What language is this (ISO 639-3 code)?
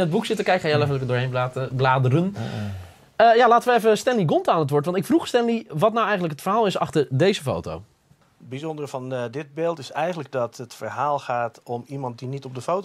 nld